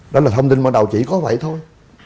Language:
Vietnamese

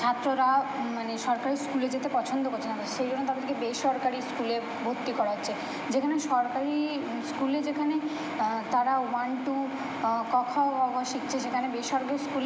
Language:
Bangla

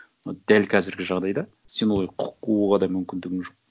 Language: Kazakh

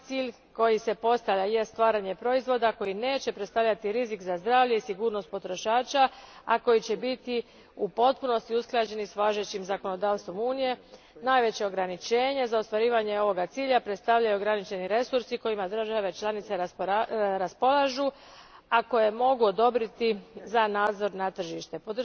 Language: Croatian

